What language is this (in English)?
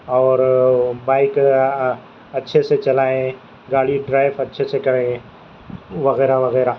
Urdu